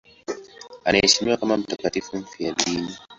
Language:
Swahili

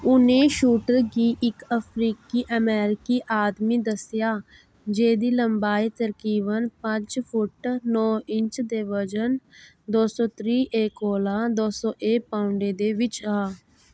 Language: Dogri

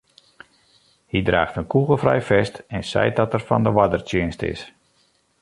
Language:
Western Frisian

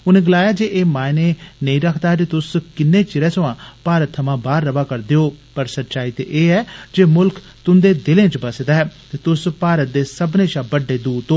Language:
Dogri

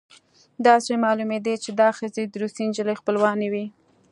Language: Pashto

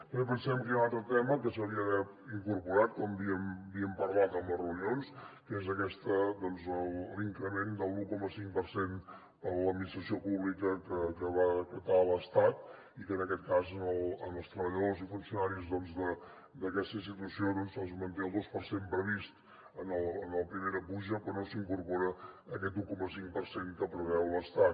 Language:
Catalan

